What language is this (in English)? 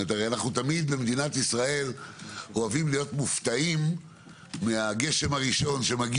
Hebrew